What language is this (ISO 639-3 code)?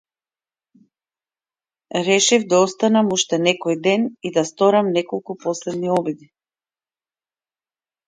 mkd